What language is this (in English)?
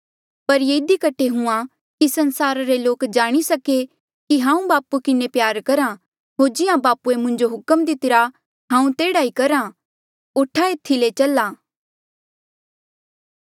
Mandeali